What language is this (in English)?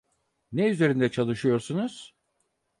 Turkish